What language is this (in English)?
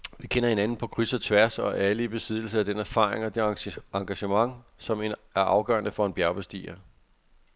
Danish